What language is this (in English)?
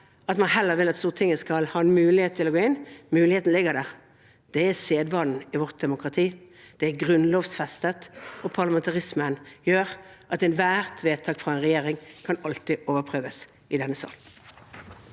Norwegian